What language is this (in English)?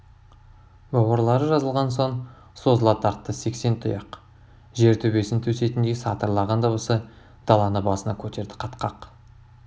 Kazakh